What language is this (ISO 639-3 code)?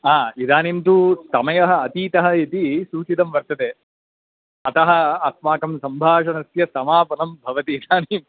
san